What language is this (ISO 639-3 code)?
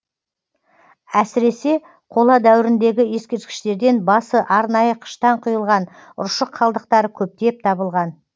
kaz